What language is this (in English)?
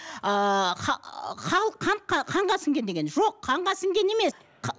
Kazakh